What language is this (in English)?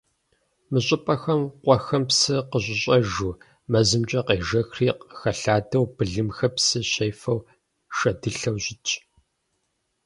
Kabardian